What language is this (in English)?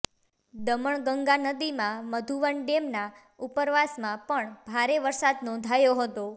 Gujarati